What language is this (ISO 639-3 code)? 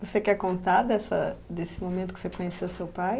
por